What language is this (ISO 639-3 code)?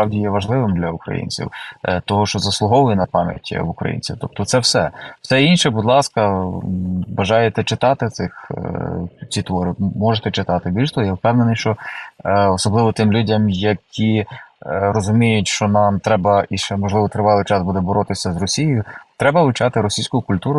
ukr